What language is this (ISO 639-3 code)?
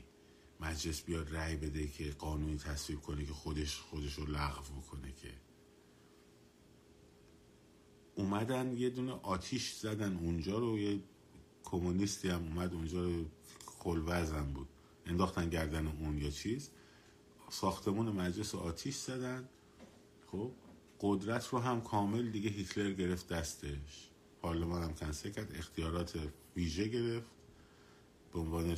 fas